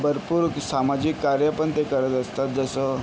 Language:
Marathi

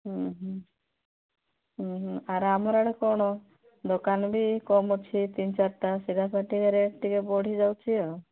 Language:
Odia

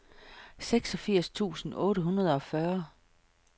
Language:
Danish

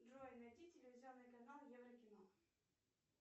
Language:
Russian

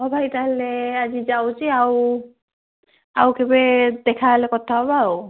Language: Odia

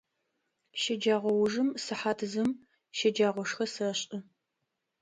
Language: Adyghe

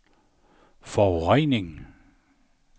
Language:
Danish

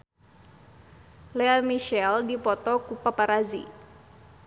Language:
Sundanese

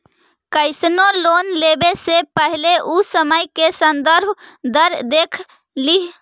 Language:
Magahi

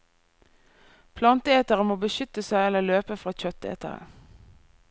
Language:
Norwegian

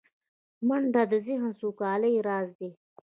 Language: Pashto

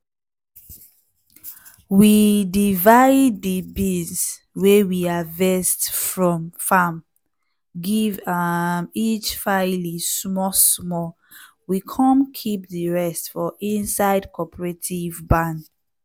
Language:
Nigerian Pidgin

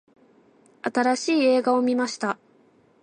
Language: Japanese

